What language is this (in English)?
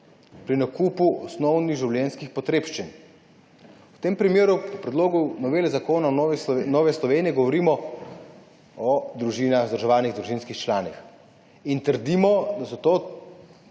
Slovenian